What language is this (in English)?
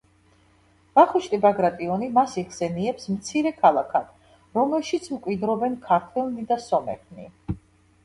Georgian